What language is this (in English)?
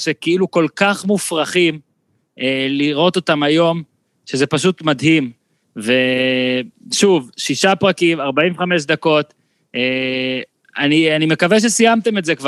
Hebrew